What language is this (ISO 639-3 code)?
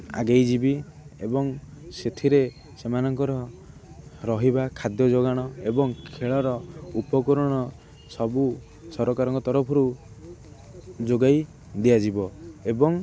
ori